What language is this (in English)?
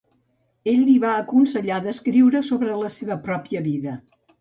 Catalan